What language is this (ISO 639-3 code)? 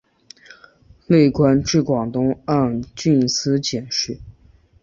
zho